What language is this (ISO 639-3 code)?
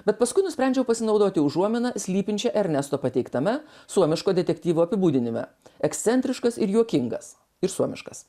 lit